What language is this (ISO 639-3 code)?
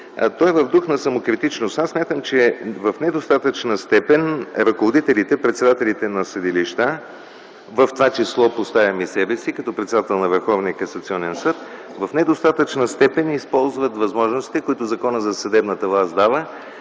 bul